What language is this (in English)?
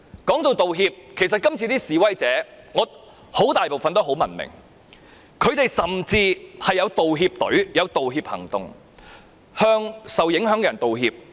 Cantonese